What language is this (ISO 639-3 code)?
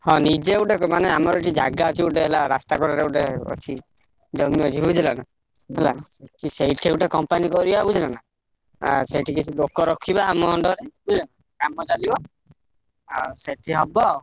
ori